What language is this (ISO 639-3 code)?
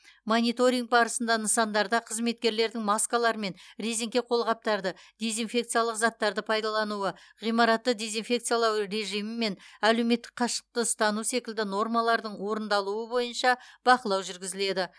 kaz